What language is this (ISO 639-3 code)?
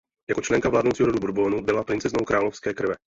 ces